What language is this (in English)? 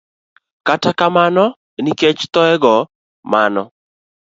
Luo (Kenya and Tanzania)